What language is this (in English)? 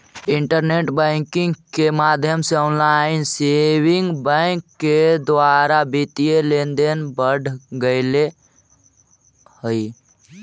Magahi